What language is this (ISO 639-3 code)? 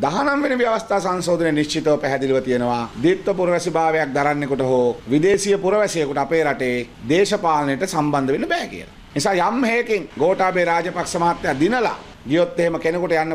nld